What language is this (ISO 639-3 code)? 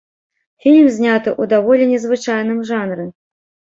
bel